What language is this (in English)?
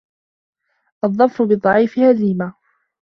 Arabic